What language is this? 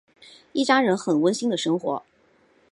Chinese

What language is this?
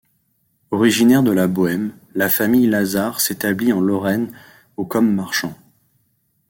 French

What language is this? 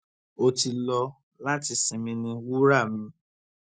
Yoruba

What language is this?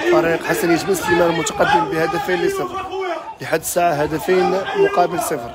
Arabic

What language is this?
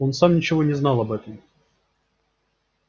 Russian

